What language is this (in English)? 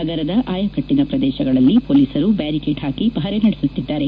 Kannada